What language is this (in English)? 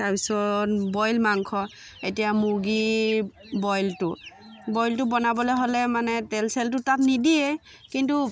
Assamese